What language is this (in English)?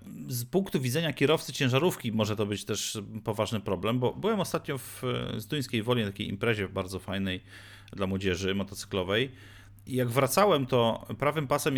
Polish